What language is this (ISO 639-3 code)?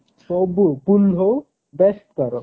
ori